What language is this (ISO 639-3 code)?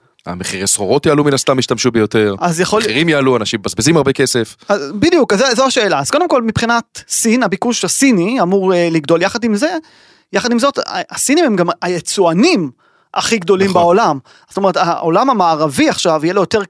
heb